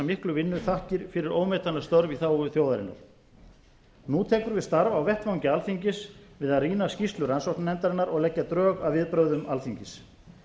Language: Icelandic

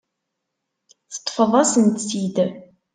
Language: Kabyle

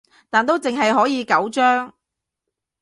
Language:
Cantonese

